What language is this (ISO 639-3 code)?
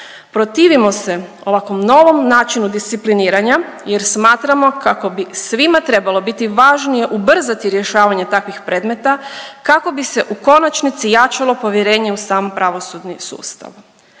hrv